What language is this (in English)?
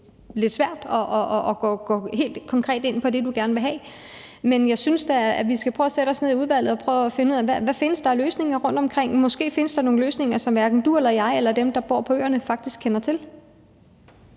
Danish